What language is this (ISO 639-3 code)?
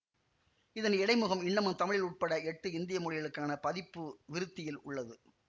tam